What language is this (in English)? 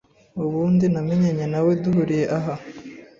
Kinyarwanda